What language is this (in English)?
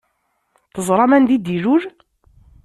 Kabyle